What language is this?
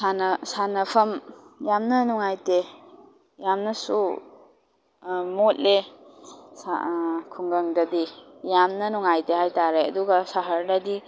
Manipuri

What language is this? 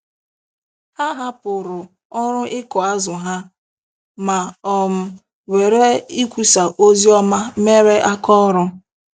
Igbo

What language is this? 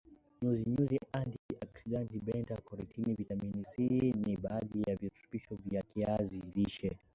Swahili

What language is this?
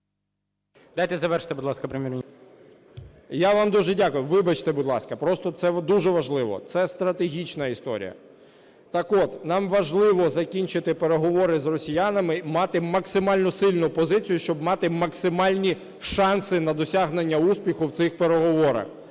Ukrainian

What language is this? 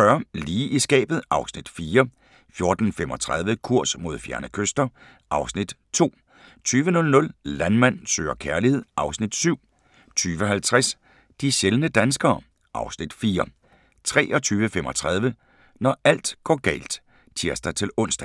Danish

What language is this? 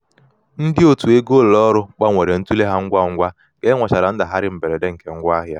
Igbo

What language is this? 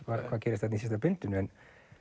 Icelandic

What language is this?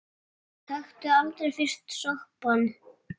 Icelandic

